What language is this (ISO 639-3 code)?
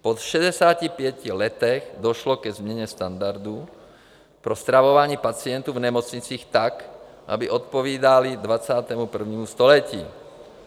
ces